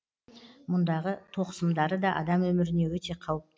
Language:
Kazakh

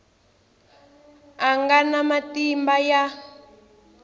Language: Tsonga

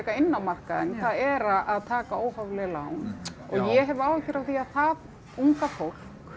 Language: Icelandic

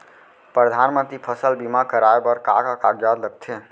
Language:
Chhattisgarhi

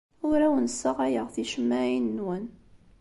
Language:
Kabyle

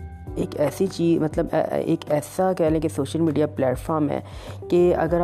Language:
Urdu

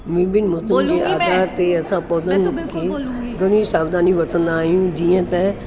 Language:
Sindhi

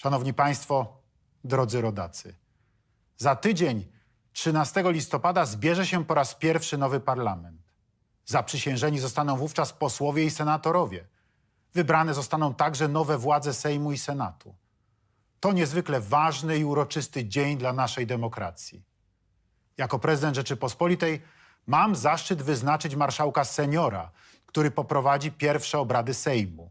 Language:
Polish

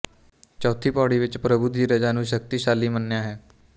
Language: Punjabi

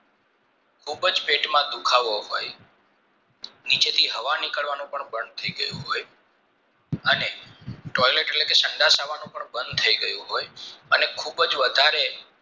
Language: Gujarati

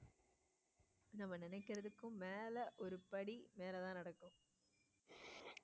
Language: Tamil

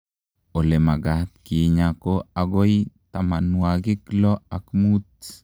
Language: Kalenjin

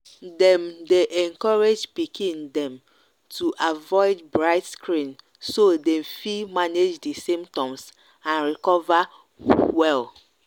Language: Nigerian Pidgin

